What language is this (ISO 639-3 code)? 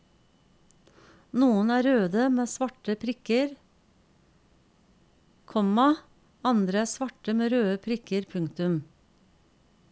nor